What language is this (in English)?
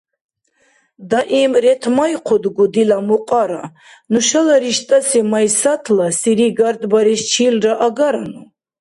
Dargwa